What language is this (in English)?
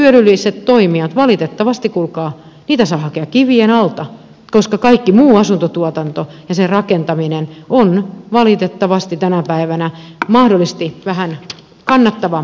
Finnish